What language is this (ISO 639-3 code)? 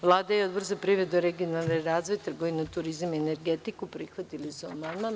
srp